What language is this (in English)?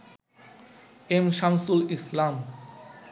Bangla